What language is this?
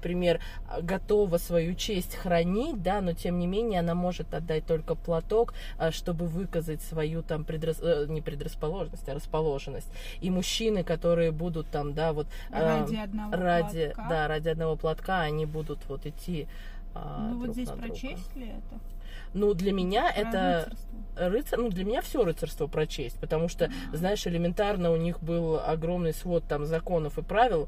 Russian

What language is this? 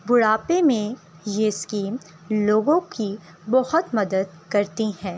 Urdu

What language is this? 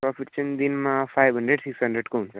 Nepali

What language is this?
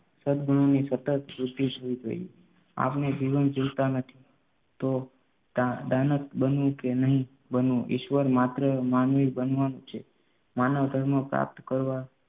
Gujarati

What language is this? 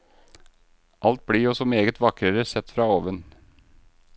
Norwegian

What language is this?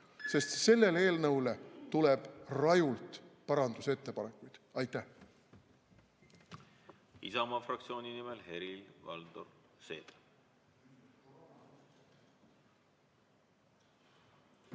Estonian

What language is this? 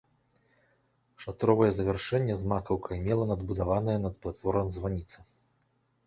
Belarusian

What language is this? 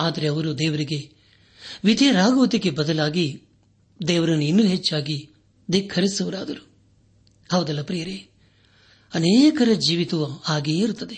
Kannada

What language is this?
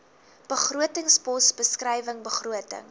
Afrikaans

